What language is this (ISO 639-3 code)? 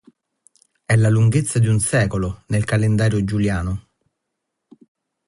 ita